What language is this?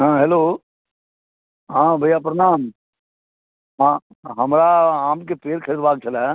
Maithili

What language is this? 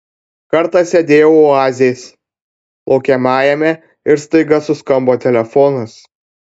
Lithuanian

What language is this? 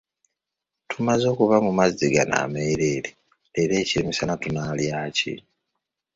Ganda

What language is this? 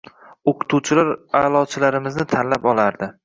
Uzbek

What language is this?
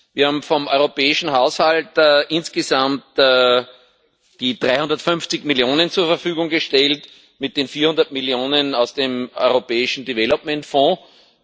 German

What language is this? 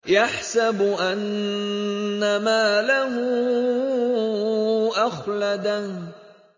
Arabic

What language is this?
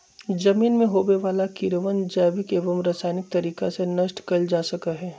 Magahi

